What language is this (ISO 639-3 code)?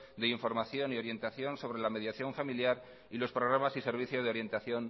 spa